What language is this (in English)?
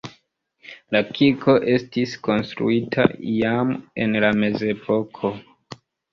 Esperanto